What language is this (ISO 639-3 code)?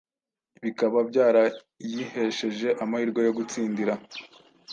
kin